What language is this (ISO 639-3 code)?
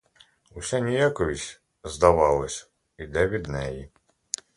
ukr